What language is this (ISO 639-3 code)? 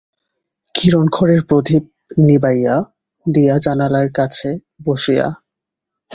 ben